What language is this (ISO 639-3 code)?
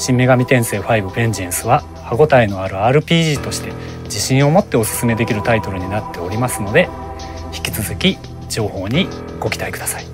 jpn